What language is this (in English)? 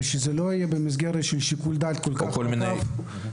Hebrew